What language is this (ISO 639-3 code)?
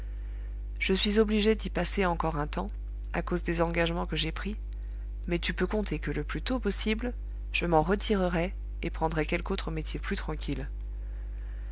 fra